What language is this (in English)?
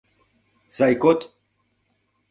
Mari